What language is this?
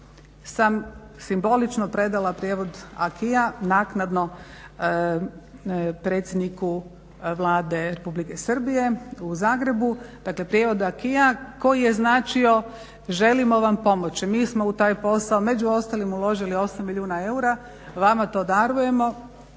Croatian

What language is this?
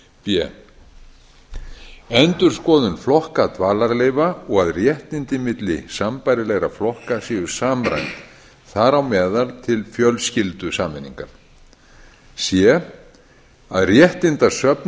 Icelandic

